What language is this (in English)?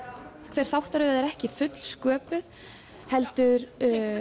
Icelandic